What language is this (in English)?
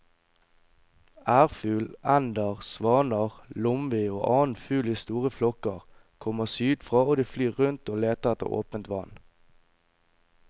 Norwegian